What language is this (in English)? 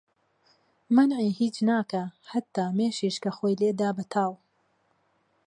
Central Kurdish